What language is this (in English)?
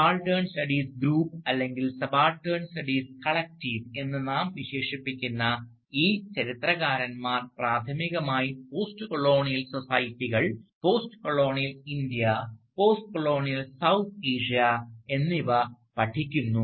Malayalam